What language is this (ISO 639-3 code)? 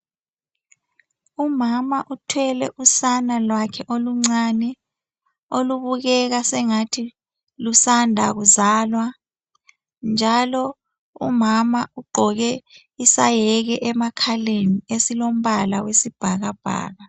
nde